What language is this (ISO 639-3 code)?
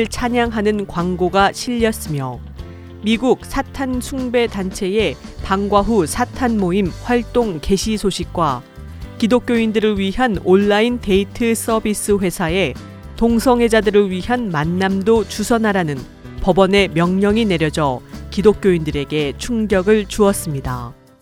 kor